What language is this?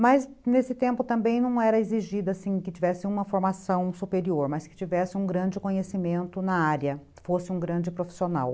Portuguese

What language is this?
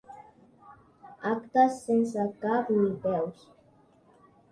Catalan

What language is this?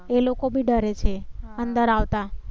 Gujarati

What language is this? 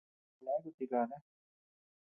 Tepeuxila Cuicatec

